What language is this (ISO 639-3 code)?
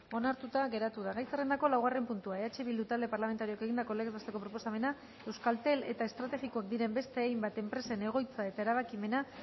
eus